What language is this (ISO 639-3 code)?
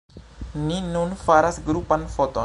epo